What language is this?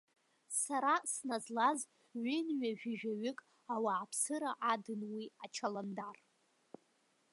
Abkhazian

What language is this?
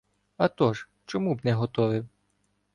Ukrainian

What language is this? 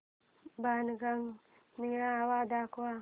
Marathi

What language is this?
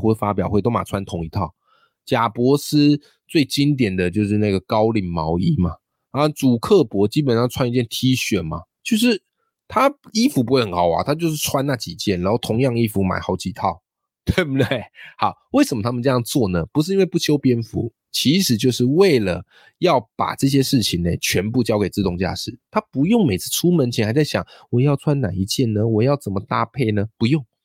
Chinese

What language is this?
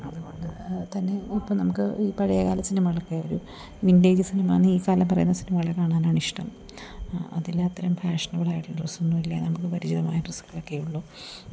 Malayalam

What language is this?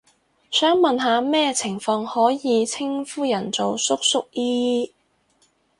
Cantonese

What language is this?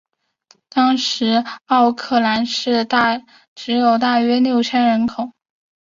Chinese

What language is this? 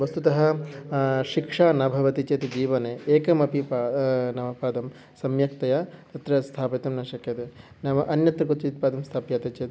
Sanskrit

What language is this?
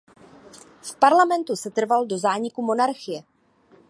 Czech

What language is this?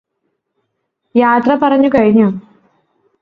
Malayalam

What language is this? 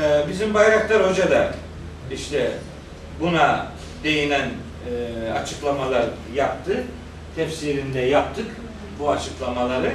Turkish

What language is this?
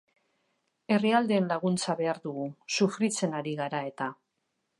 Basque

